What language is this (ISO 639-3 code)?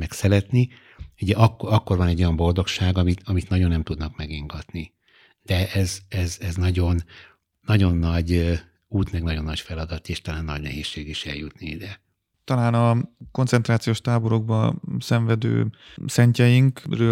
hun